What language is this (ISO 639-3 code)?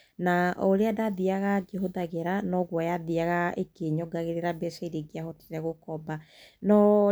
kik